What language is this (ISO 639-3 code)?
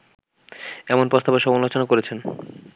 ben